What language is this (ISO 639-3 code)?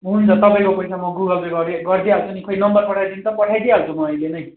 nep